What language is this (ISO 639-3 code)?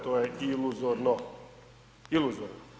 hrv